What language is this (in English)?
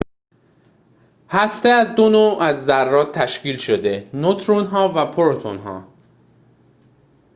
Persian